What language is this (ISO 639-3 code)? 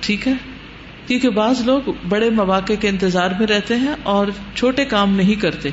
urd